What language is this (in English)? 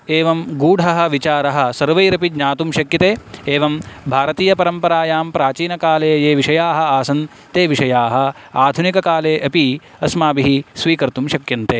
Sanskrit